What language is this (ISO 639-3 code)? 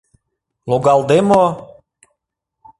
chm